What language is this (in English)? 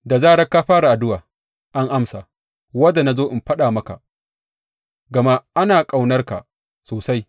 Hausa